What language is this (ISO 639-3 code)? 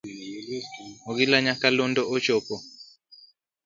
luo